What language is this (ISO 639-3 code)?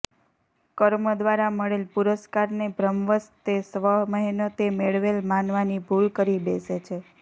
guj